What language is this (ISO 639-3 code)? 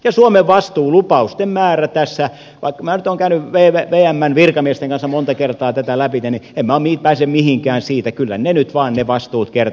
fin